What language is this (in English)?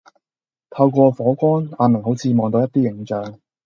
Cantonese